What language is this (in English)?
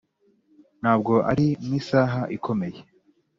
Kinyarwanda